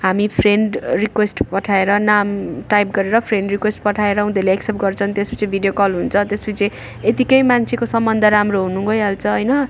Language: Nepali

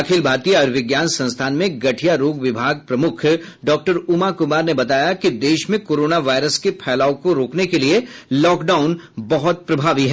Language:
Hindi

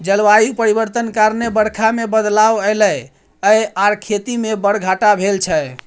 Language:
Maithili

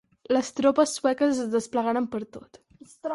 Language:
Catalan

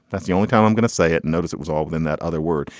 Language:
English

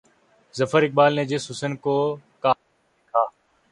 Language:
Urdu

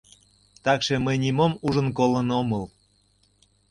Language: Mari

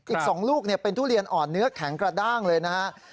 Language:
Thai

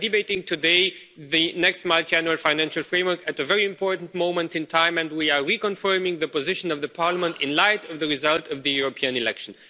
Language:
English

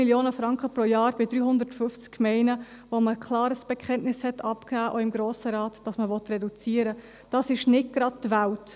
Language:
Swiss German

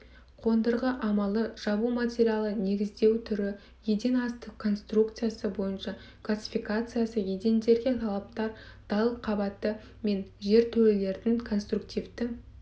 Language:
Kazakh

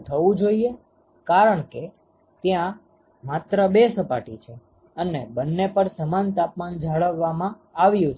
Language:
Gujarati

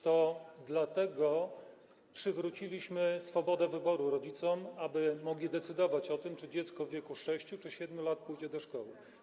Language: Polish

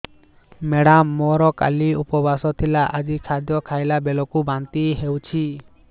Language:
Odia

